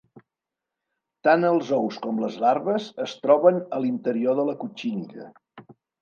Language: Catalan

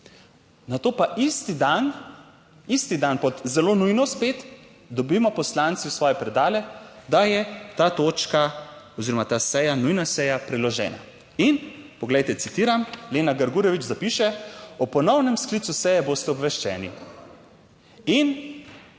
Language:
Slovenian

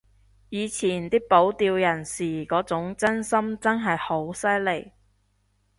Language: Cantonese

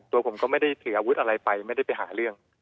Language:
Thai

